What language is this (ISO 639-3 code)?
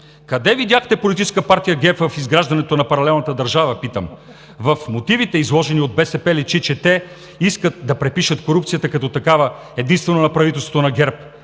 bul